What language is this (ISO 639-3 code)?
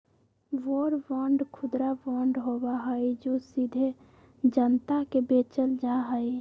mag